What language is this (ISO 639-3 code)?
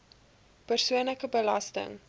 afr